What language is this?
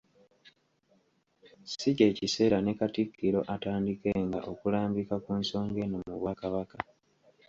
Ganda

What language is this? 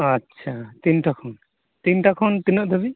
Santali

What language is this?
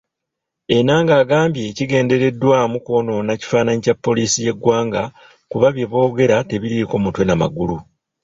Ganda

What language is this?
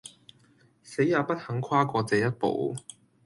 Cantonese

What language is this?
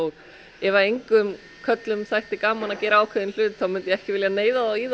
Icelandic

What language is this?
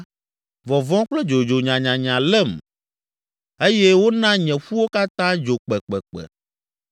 Ewe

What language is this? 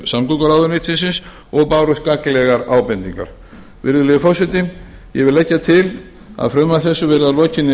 Icelandic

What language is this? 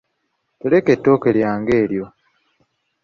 Ganda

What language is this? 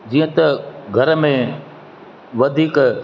Sindhi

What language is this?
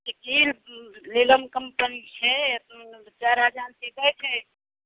Maithili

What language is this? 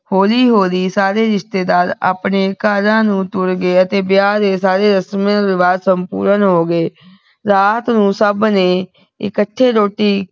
Punjabi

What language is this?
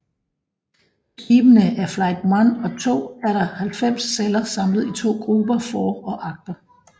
Danish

